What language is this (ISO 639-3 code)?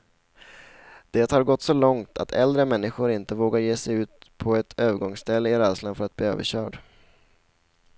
swe